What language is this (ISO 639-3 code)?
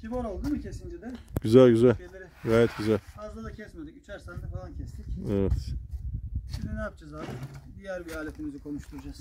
tur